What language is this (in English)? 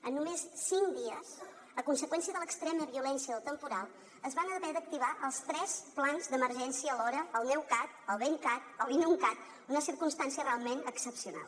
Catalan